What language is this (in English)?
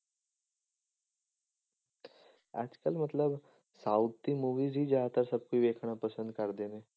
Punjabi